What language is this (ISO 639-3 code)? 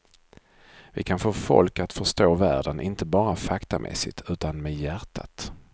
swe